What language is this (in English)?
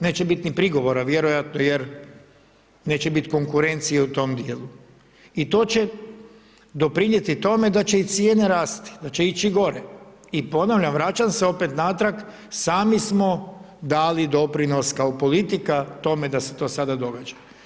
Croatian